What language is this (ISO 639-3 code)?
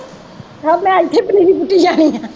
pan